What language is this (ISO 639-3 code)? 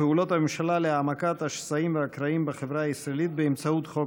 heb